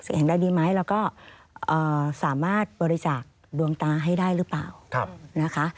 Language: Thai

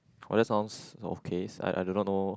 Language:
English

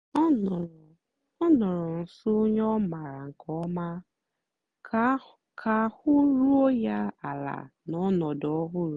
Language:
Igbo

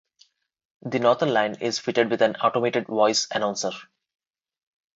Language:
English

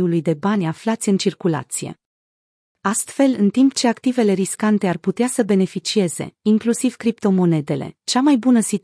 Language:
Romanian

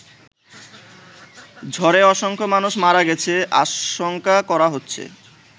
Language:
Bangla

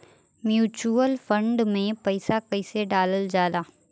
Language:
Bhojpuri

